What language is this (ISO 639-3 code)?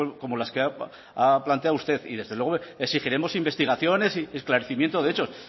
spa